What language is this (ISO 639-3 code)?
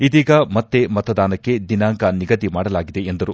kan